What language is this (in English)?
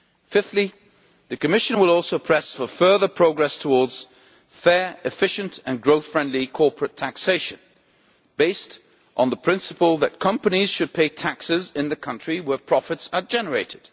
English